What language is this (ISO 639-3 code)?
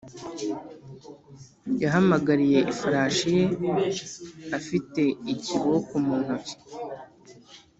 kin